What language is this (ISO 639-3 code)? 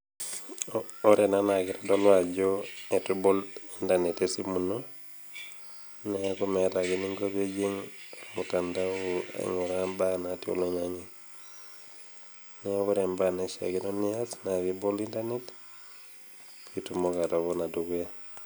mas